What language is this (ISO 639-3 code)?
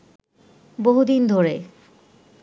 ben